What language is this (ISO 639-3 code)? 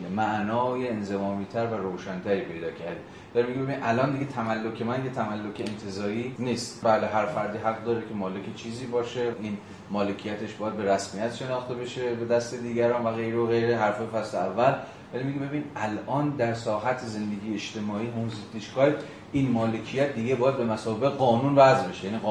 fas